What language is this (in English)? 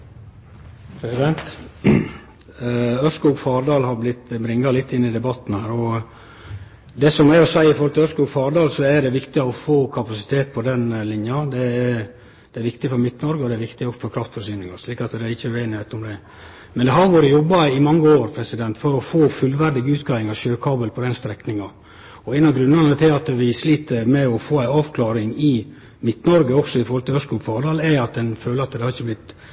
Norwegian Nynorsk